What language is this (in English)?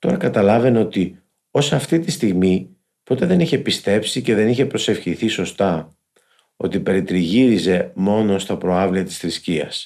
Greek